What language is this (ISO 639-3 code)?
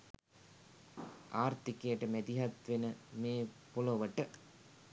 sin